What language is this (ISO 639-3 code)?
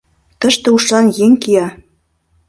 chm